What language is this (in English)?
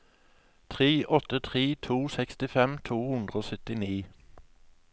Norwegian